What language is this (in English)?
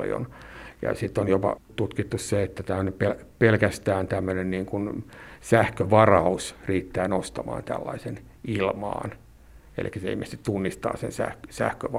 Finnish